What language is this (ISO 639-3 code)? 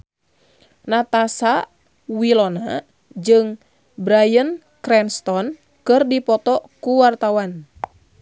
sun